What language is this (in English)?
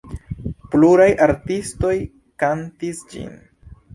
Esperanto